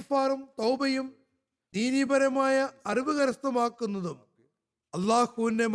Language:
Malayalam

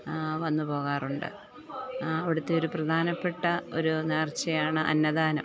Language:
Malayalam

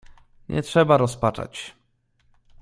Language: Polish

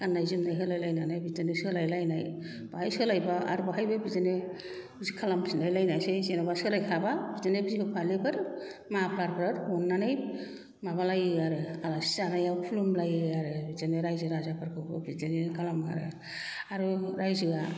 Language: Bodo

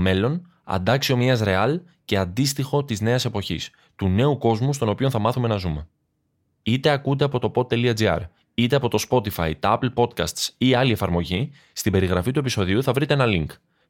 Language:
Greek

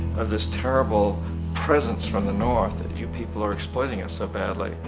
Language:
English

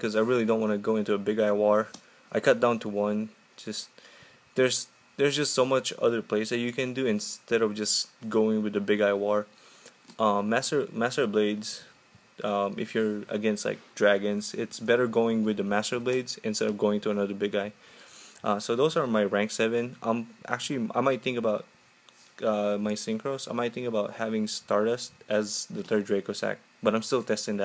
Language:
English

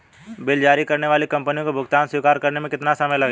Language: Hindi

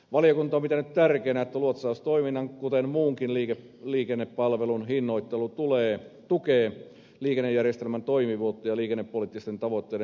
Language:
Finnish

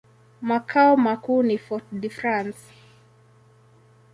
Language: Swahili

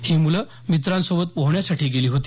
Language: Marathi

